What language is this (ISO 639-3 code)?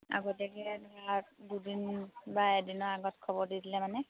asm